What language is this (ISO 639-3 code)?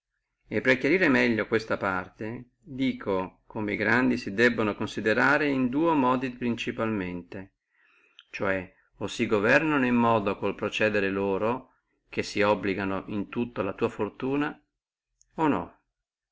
ita